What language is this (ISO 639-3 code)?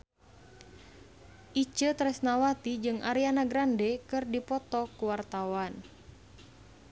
sun